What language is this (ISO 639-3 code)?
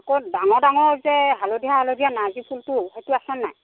asm